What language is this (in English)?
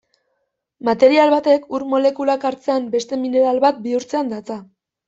Basque